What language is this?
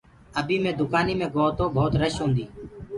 Gurgula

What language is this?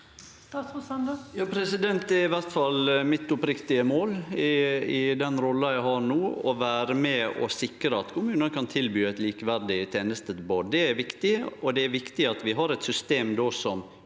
Norwegian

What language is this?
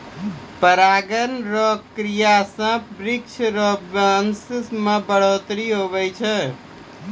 Maithili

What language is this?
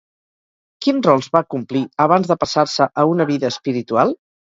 Catalan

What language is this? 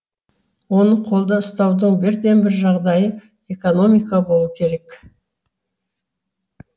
Kazakh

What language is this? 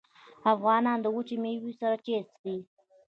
Pashto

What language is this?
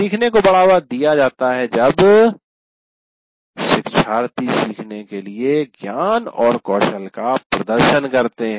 Hindi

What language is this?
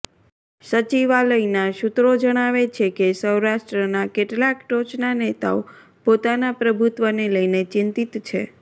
Gujarati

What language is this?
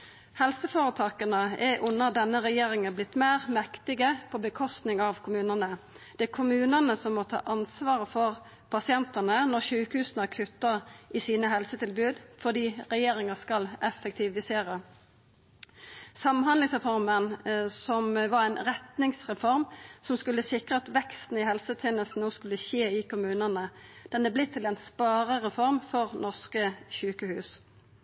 Norwegian Nynorsk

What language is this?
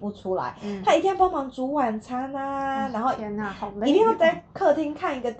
Chinese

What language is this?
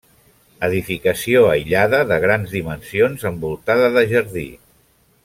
Catalan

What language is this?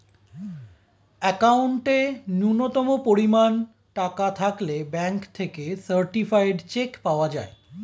Bangla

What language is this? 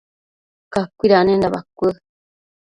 Matsés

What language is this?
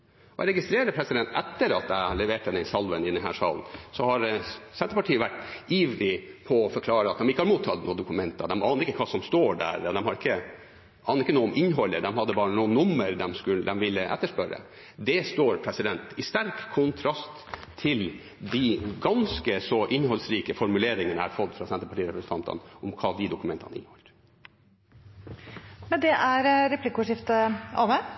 Norwegian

